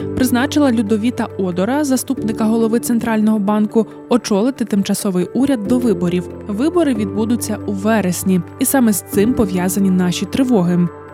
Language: Ukrainian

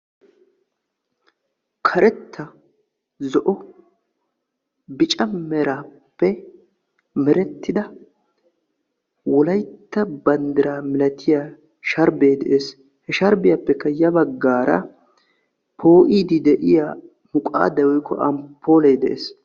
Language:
Wolaytta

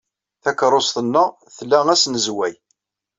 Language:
Kabyle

